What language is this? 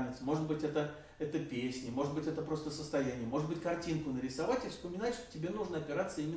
Russian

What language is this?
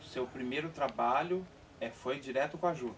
Portuguese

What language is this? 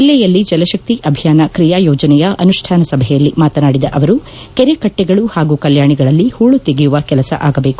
Kannada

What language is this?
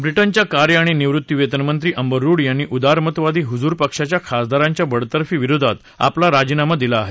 Marathi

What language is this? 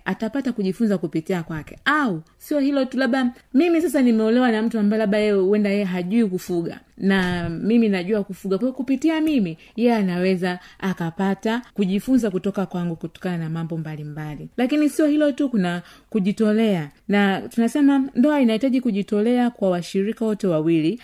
Swahili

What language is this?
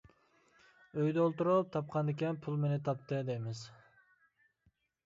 Uyghur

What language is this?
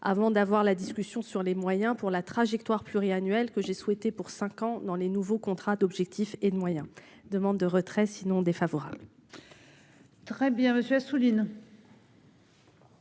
French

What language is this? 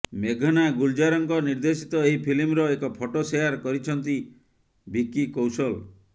Odia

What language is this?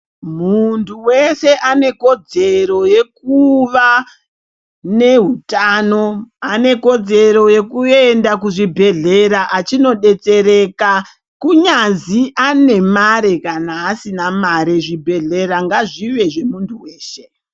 Ndau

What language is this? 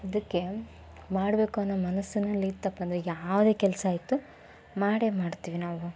Kannada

